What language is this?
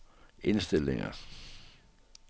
Danish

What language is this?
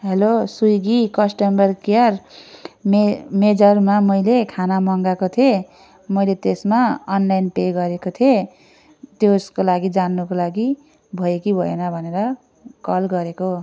Nepali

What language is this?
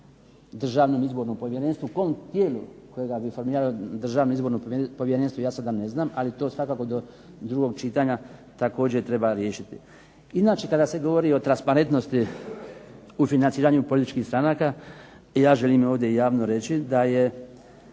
Croatian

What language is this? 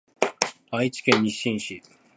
Japanese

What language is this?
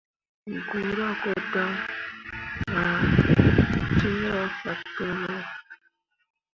Mundang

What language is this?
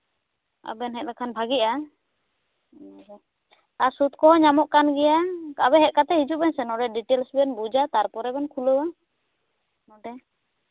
Santali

